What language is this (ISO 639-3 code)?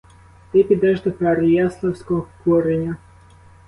ukr